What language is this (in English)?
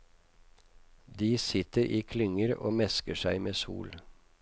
Norwegian